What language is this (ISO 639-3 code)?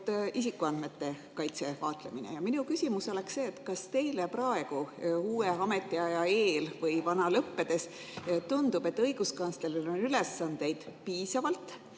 est